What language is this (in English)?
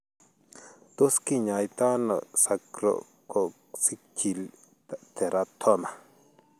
Kalenjin